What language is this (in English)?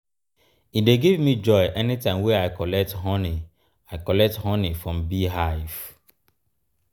Nigerian Pidgin